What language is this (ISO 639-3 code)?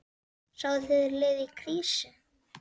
isl